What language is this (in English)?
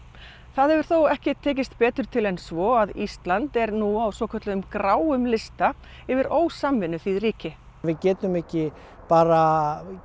Icelandic